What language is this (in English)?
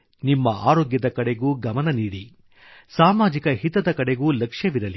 Kannada